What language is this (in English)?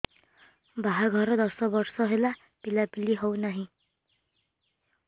Odia